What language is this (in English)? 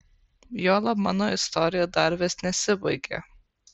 Lithuanian